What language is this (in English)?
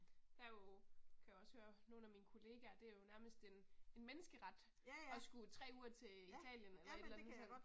Danish